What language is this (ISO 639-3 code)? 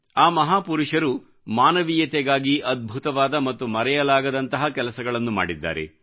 kan